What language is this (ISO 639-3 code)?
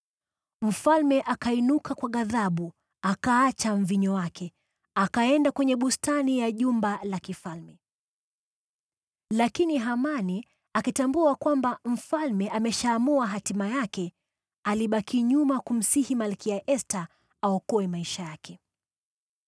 swa